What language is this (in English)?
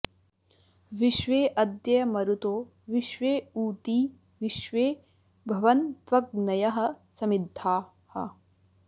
Sanskrit